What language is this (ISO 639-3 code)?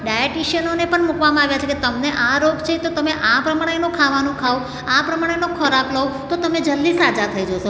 guj